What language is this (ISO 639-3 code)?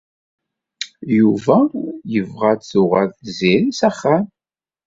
kab